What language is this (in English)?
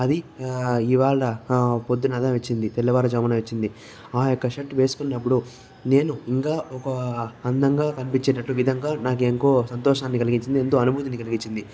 Telugu